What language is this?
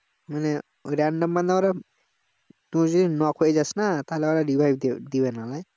Bangla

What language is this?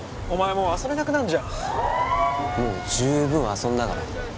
Japanese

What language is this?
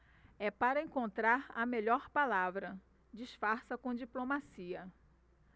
Portuguese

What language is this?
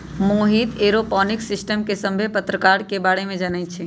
Magahi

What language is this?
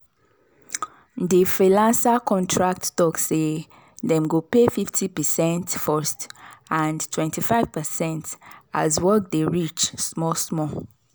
Nigerian Pidgin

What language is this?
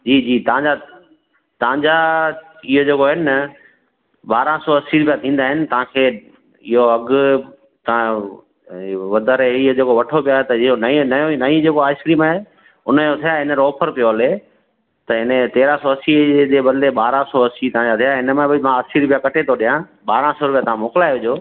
Sindhi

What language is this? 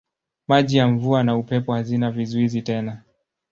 Swahili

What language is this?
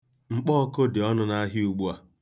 Igbo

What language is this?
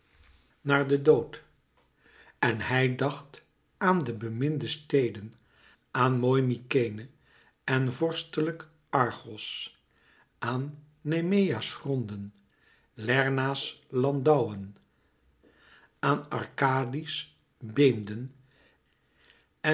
Dutch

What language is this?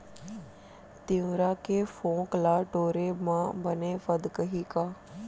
Chhattisgarhi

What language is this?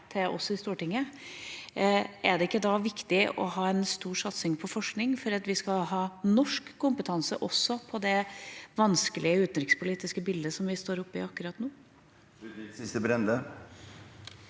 Norwegian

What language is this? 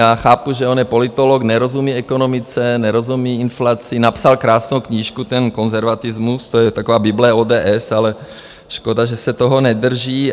Czech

